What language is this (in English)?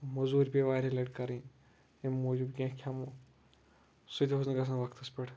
Kashmiri